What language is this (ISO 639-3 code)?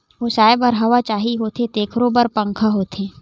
hne